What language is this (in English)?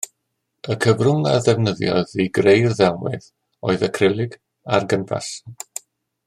Welsh